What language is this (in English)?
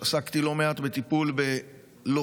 Hebrew